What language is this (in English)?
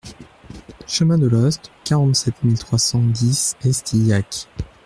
French